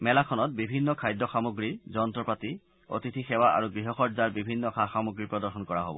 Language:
Assamese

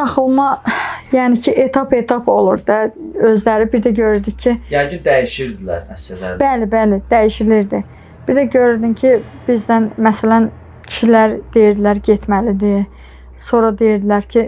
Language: Turkish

